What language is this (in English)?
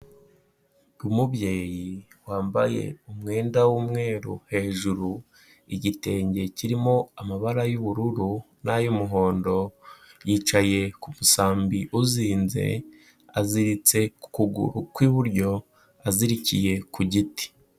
Kinyarwanda